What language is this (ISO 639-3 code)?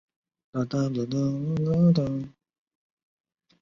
zho